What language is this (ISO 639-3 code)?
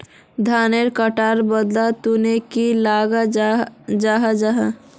mag